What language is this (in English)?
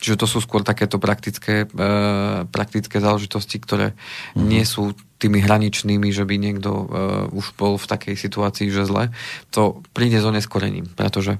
Slovak